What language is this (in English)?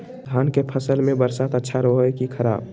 Magahi